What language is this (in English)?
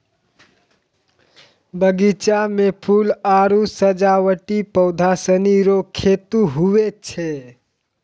Maithili